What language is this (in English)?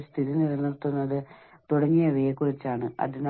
Malayalam